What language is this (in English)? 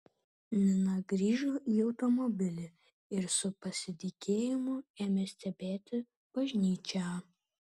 Lithuanian